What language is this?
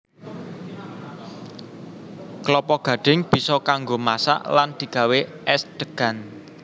Javanese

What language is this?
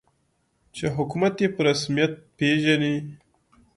Pashto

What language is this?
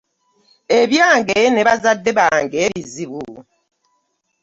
Ganda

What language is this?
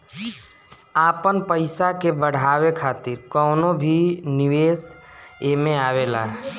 Bhojpuri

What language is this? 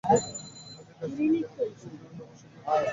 Bangla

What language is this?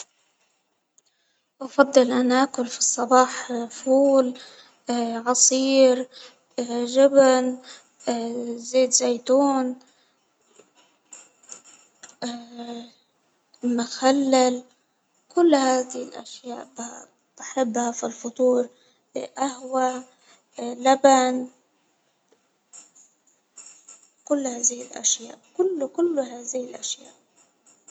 Hijazi Arabic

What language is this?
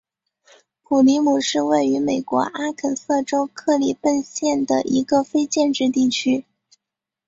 Chinese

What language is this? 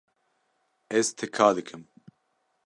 Kurdish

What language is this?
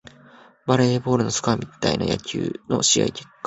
Japanese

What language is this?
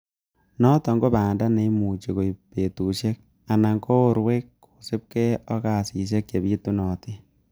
Kalenjin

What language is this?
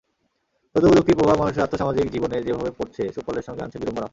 Bangla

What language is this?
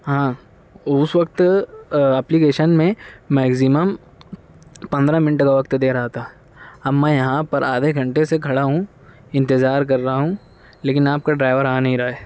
Urdu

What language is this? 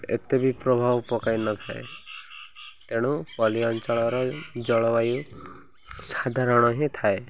Odia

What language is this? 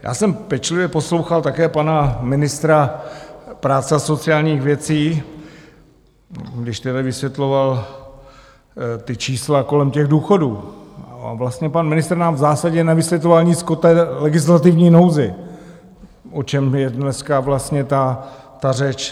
Czech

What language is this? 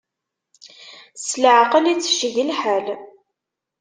Kabyle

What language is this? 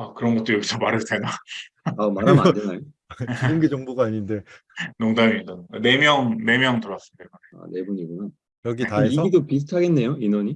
Korean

